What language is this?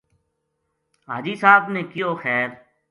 Gujari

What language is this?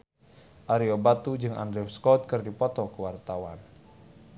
Sundanese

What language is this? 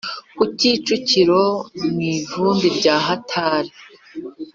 Kinyarwanda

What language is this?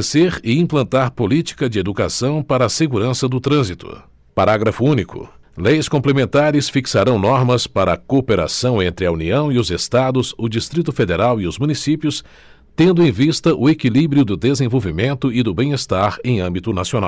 Portuguese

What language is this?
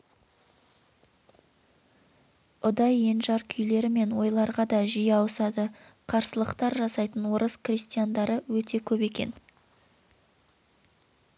Kazakh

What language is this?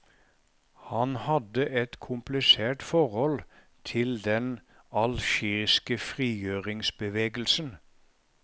Norwegian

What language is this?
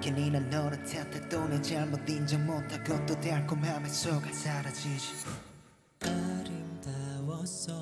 Korean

